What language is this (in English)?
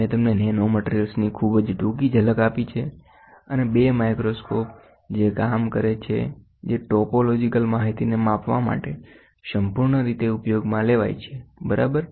Gujarati